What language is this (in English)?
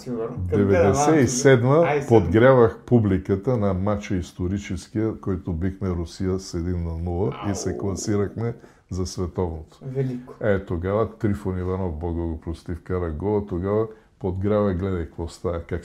Bulgarian